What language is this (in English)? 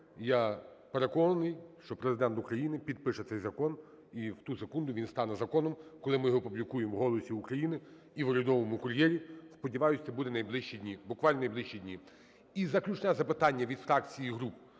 Ukrainian